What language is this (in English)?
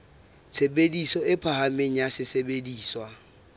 Southern Sotho